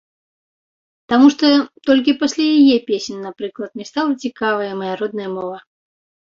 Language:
Belarusian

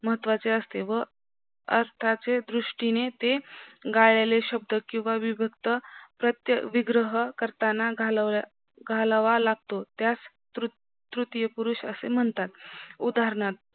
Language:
Marathi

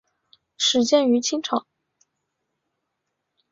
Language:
Chinese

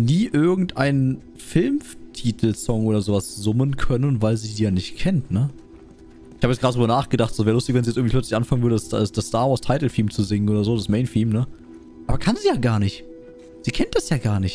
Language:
German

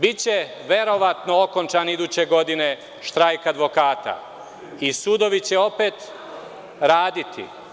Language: Serbian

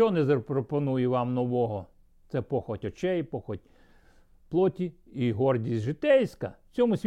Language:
Ukrainian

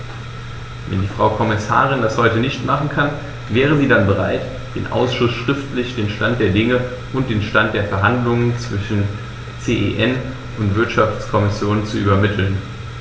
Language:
German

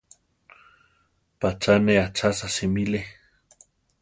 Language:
Central Tarahumara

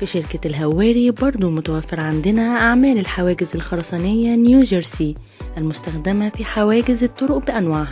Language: Arabic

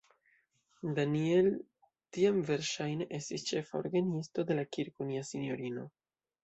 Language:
Esperanto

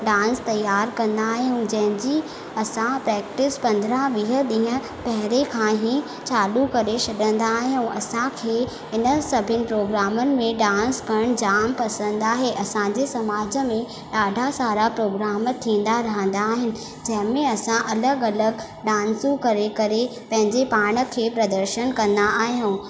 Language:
Sindhi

